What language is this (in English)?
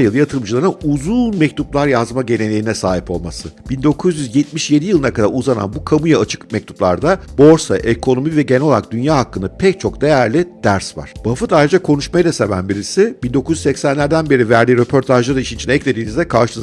Turkish